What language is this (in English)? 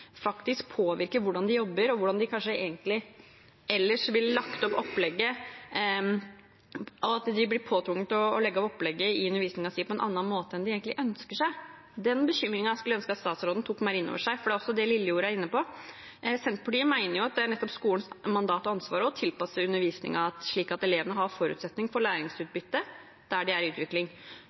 Norwegian Bokmål